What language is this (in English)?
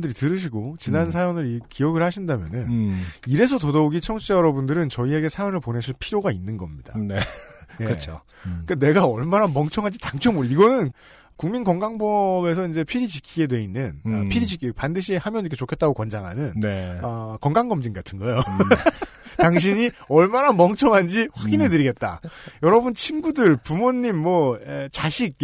Korean